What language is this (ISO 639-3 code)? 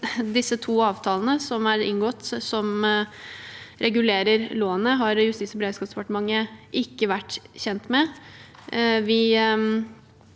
nor